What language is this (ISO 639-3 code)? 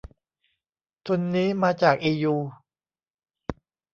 tha